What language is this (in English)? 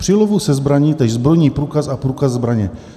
Czech